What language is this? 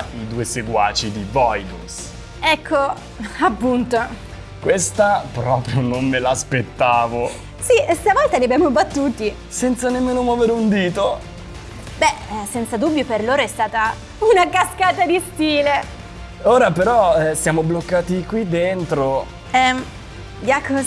Italian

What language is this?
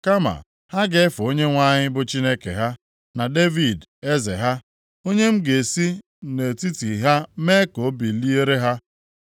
Igbo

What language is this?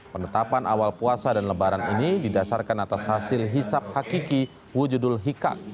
Indonesian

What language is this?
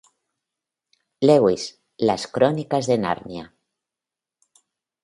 Spanish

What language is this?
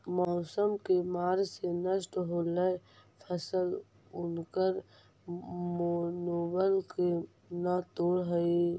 Magahi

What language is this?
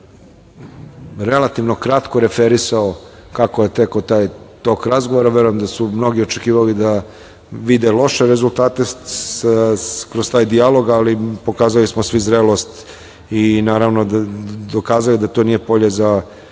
Serbian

